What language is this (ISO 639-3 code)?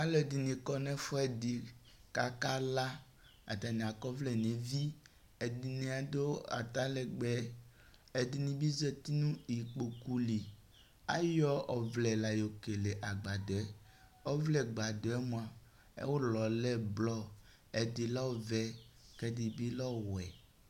kpo